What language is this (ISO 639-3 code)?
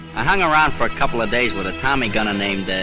eng